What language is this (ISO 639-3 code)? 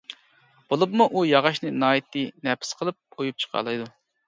uig